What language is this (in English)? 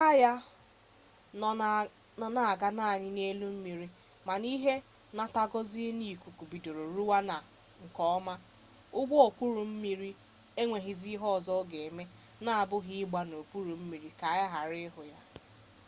Igbo